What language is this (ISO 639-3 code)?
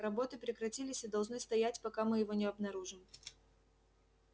rus